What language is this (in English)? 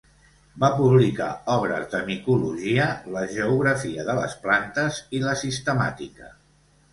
Catalan